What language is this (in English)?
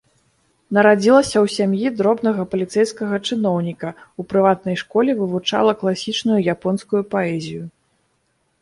Belarusian